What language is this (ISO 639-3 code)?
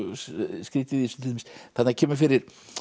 isl